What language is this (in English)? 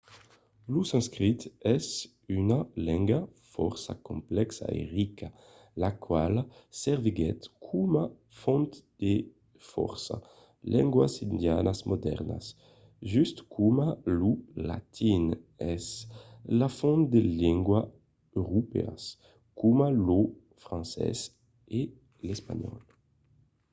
Occitan